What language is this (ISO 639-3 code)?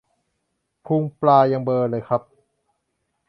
tha